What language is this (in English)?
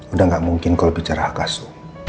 Indonesian